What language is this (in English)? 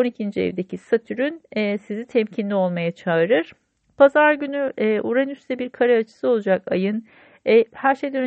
Turkish